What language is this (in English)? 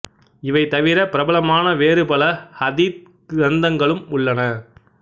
Tamil